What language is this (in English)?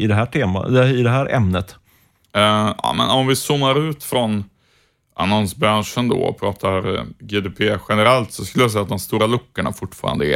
Swedish